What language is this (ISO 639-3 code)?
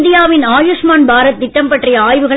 tam